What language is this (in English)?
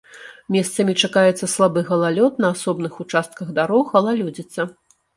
Belarusian